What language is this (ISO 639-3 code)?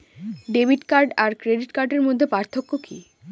ben